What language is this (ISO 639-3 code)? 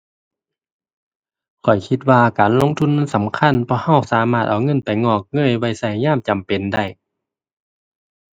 tha